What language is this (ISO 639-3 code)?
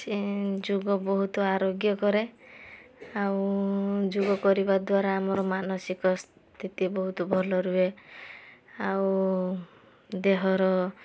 ori